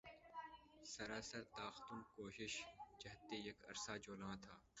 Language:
Urdu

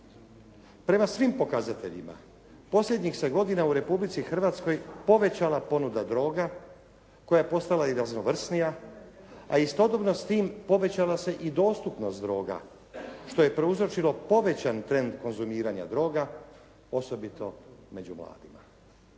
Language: Croatian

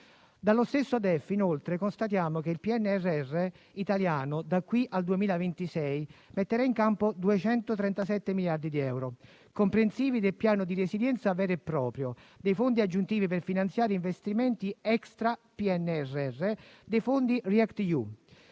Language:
Italian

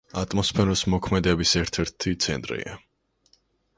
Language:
Georgian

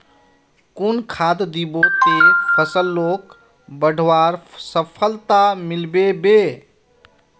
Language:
Magahi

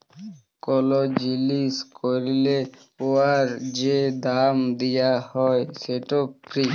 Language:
Bangla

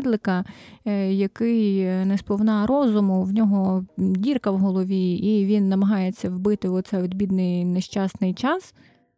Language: Ukrainian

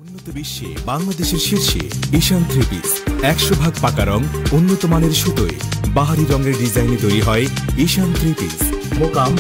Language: Romanian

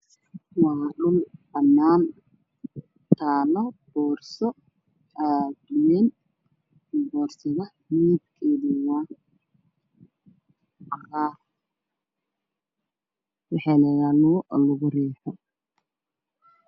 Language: Somali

